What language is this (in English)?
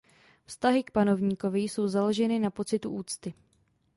Czech